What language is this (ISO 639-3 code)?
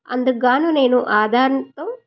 tel